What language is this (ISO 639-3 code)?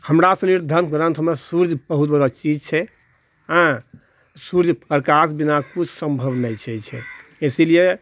mai